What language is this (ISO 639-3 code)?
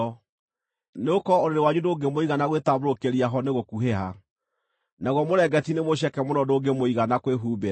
kik